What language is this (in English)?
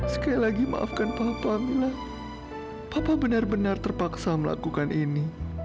Indonesian